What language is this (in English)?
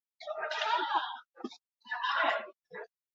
Basque